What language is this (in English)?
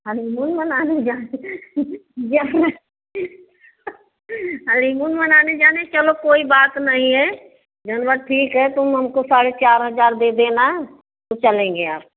Hindi